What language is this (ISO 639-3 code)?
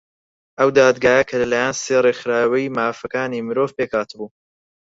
ckb